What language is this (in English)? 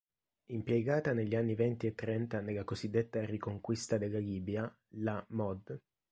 Italian